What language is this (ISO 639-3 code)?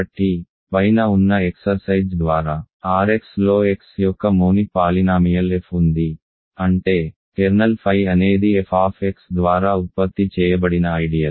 tel